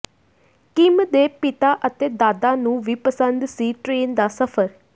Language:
Punjabi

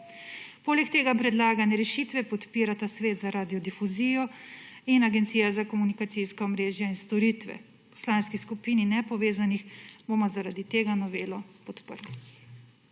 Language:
Slovenian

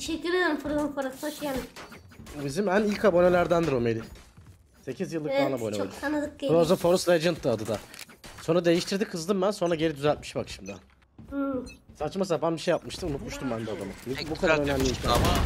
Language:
Turkish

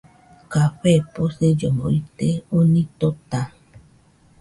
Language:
Nüpode Huitoto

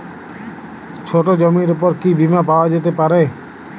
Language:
Bangla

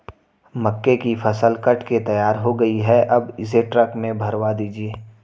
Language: Hindi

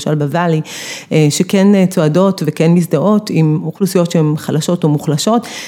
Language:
Hebrew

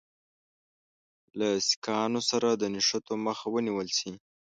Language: Pashto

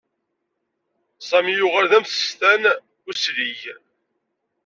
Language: Kabyle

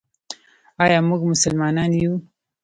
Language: Pashto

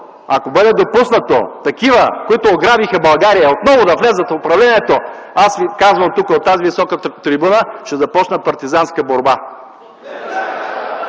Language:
Bulgarian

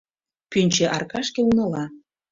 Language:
Mari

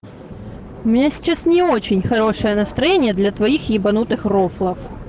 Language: Russian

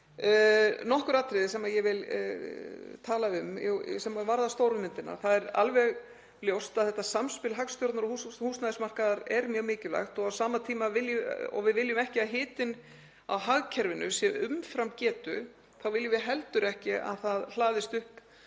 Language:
Icelandic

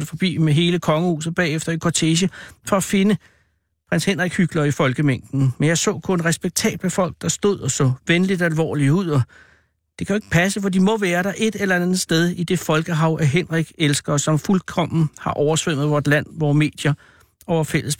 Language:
Danish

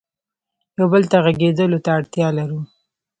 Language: Pashto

